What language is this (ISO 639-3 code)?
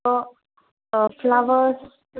mal